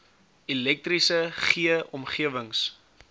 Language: Afrikaans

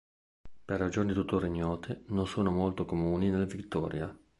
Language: Italian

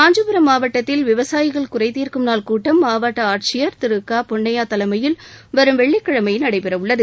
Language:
Tamil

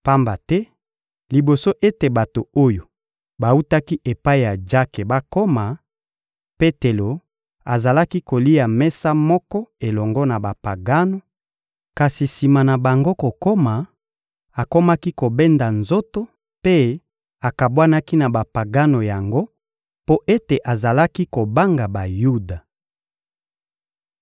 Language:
Lingala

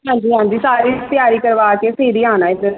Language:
Punjabi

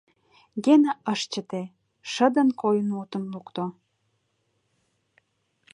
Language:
Mari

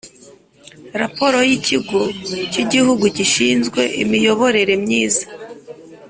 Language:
Kinyarwanda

